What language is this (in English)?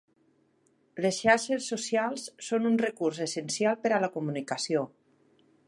Catalan